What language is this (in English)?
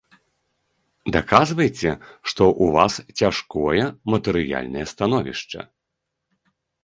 Belarusian